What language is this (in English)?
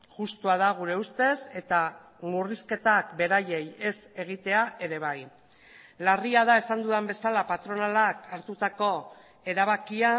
Basque